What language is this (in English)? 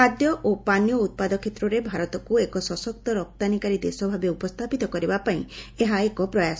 Odia